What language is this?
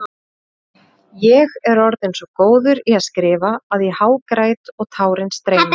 Icelandic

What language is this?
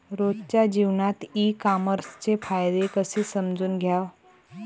Marathi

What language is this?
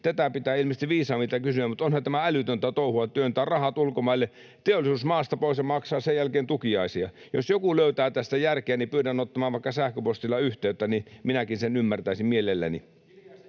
Finnish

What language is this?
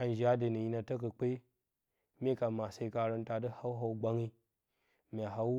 Bacama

